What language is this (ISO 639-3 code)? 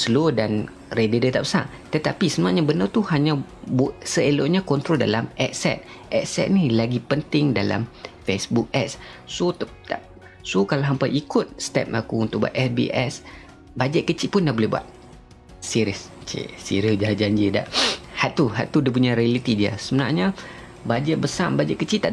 msa